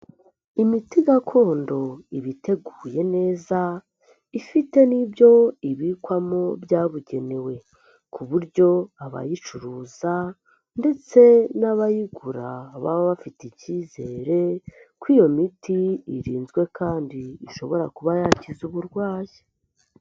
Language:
Kinyarwanda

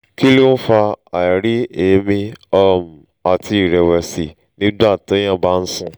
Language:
Yoruba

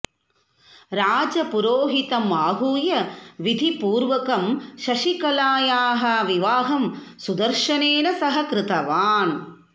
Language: Sanskrit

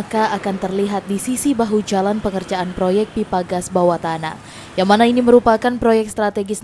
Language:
Indonesian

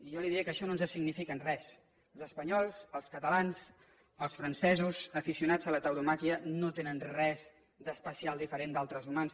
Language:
Catalan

